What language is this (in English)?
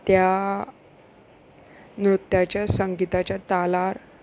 Konkani